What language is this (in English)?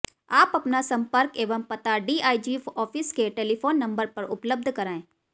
Hindi